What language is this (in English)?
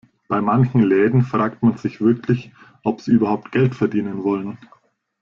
German